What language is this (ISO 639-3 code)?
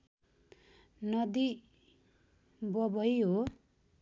nep